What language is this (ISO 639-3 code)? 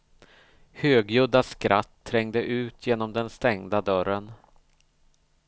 swe